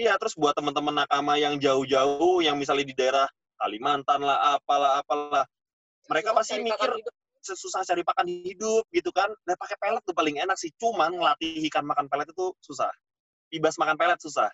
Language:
Indonesian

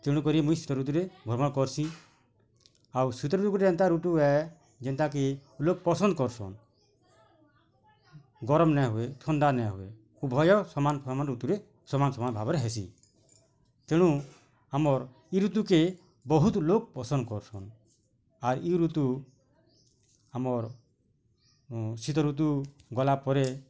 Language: Odia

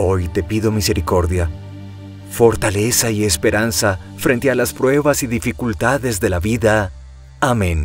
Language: Spanish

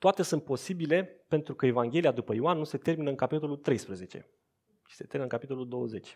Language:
Romanian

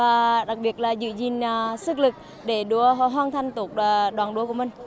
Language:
Vietnamese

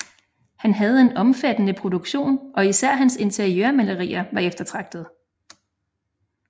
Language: Danish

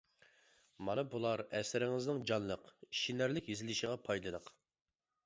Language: Uyghur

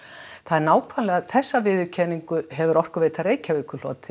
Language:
Icelandic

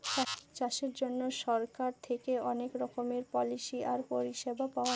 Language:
Bangla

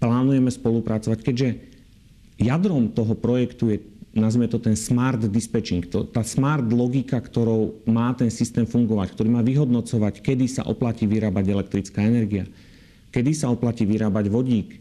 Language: Slovak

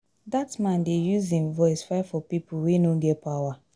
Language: Nigerian Pidgin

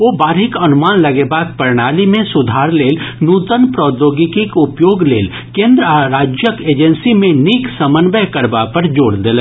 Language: Maithili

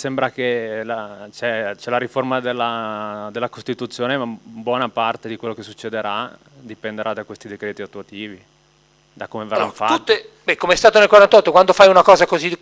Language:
Italian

